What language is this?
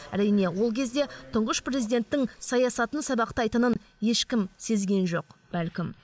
Kazakh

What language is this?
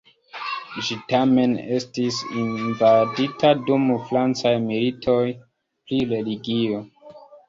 Esperanto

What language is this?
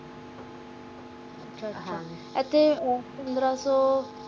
Punjabi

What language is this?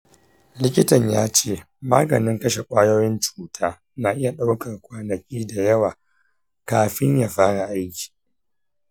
Hausa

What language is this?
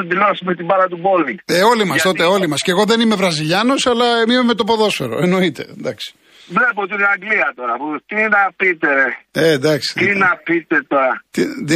Greek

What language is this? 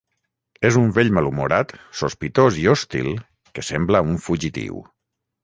Catalan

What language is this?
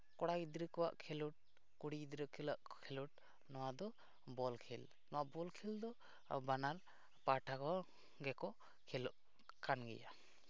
Santali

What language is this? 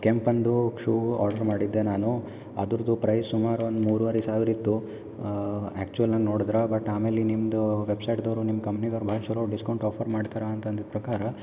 Kannada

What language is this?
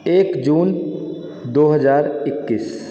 Maithili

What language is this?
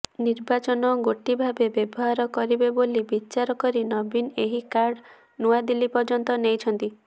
Odia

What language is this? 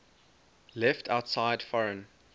English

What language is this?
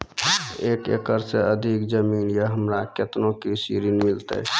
Maithili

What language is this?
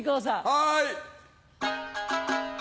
Japanese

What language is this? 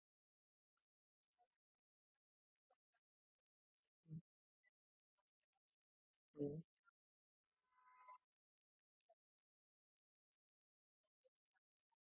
Marathi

